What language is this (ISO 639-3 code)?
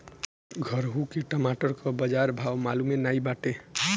bho